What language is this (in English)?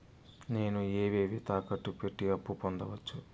Telugu